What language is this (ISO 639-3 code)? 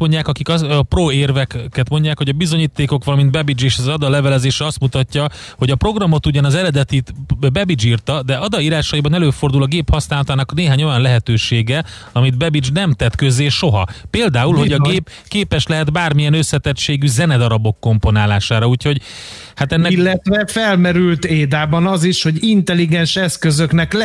hun